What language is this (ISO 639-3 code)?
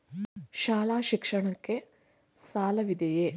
kan